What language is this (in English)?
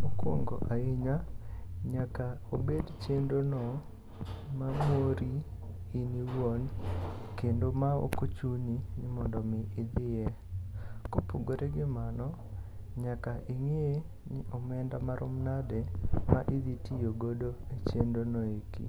Luo (Kenya and Tanzania)